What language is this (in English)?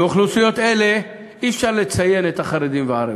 Hebrew